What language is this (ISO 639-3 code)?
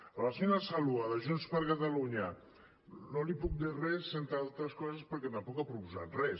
cat